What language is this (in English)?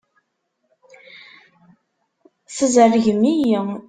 Kabyle